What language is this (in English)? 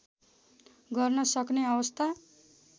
Nepali